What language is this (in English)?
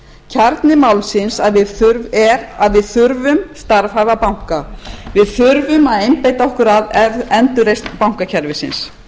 Icelandic